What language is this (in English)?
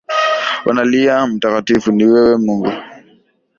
Swahili